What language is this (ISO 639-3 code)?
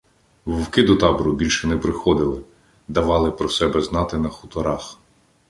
ukr